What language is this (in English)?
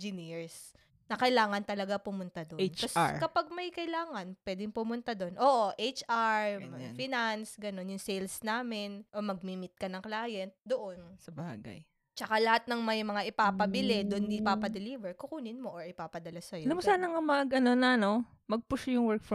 Filipino